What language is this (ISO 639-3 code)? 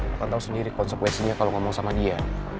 ind